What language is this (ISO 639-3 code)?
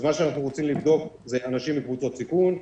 heb